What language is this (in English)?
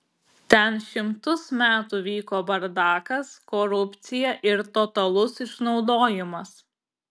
Lithuanian